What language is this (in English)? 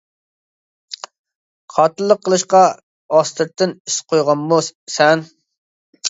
Uyghur